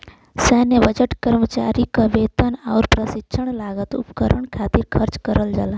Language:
Bhojpuri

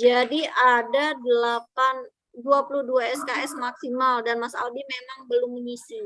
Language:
Indonesian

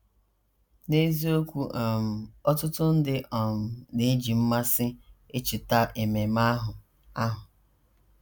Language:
Igbo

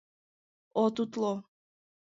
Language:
Mari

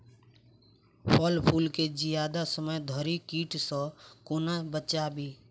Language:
Maithili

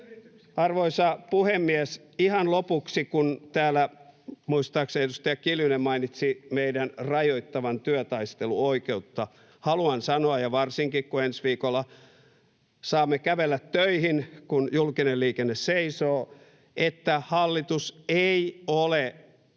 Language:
Finnish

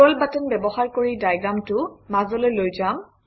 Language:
Assamese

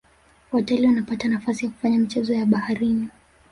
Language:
Swahili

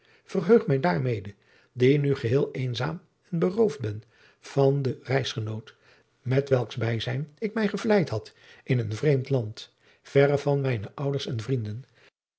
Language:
Dutch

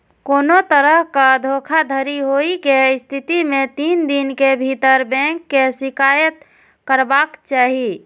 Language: Maithili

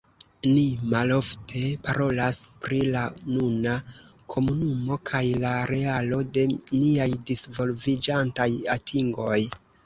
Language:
Esperanto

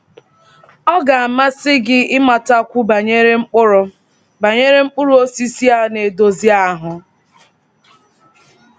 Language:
Igbo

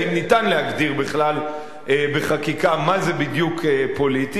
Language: Hebrew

